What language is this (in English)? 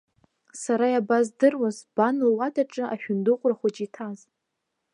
Abkhazian